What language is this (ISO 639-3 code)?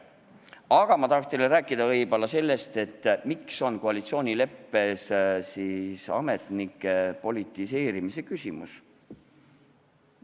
est